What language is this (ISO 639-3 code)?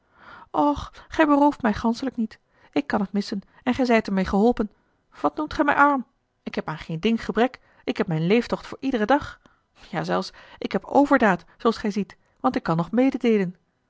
nld